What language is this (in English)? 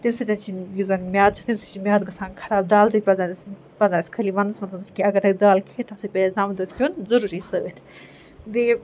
Kashmiri